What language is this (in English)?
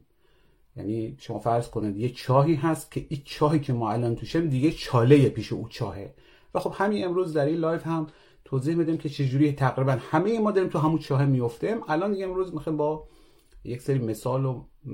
Persian